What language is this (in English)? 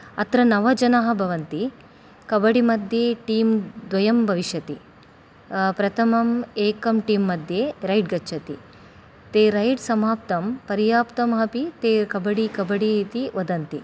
Sanskrit